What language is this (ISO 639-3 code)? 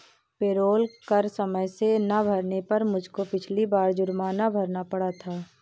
hin